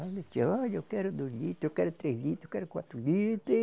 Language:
Portuguese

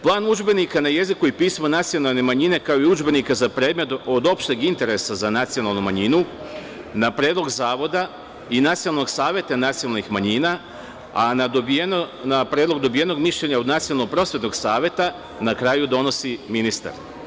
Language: Serbian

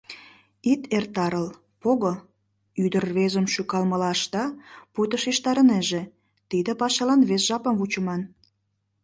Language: Mari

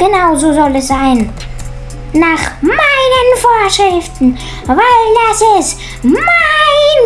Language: German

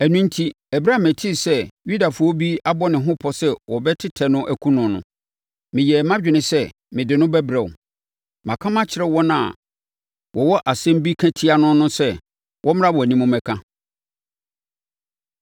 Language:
Akan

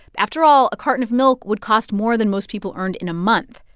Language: English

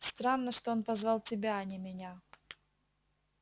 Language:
Russian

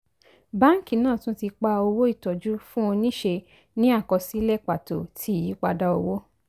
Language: Yoruba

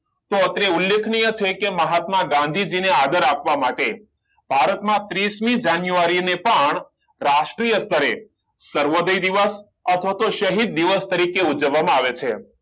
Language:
Gujarati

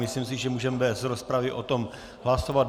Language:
Czech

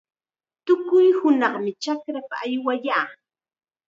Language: Chiquián Ancash Quechua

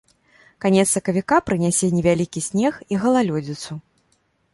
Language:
Belarusian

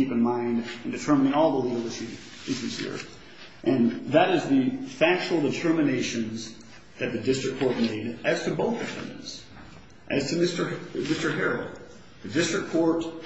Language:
English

